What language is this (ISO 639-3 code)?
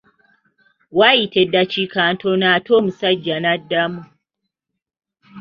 lug